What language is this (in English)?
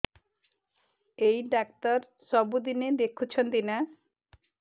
Odia